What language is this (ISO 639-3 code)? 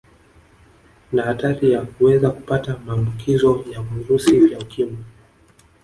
swa